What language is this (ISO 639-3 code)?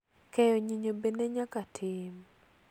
luo